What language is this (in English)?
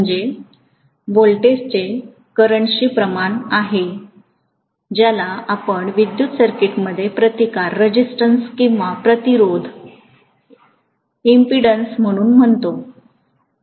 Marathi